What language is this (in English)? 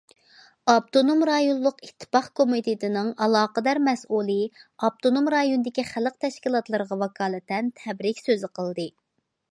Uyghur